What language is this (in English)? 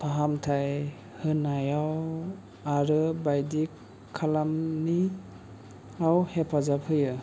Bodo